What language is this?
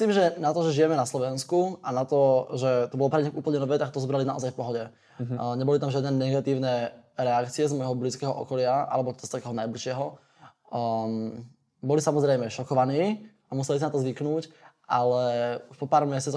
Slovak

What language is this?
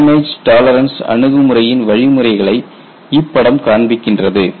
Tamil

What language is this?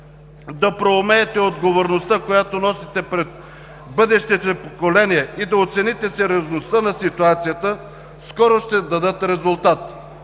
Bulgarian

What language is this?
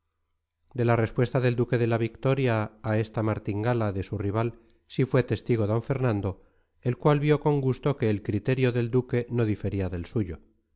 Spanish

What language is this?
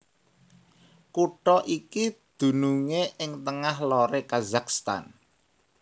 Javanese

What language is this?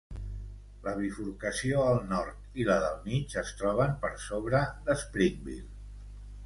Catalan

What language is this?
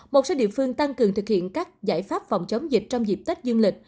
Vietnamese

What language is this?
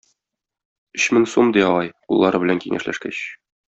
Tatar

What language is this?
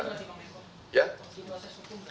Indonesian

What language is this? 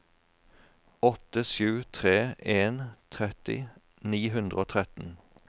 Norwegian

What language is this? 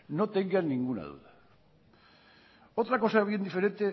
Spanish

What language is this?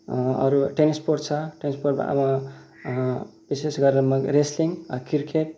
Nepali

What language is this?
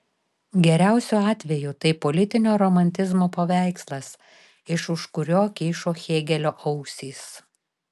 Lithuanian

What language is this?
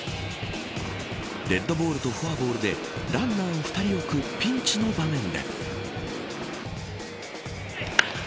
Japanese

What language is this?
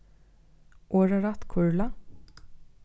Faroese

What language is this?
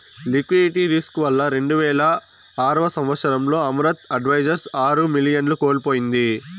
Telugu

